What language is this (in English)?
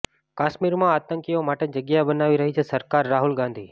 Gujarati